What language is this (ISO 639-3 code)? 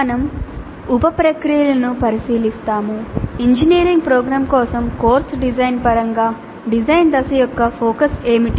tel